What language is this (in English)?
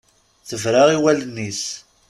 Kabyle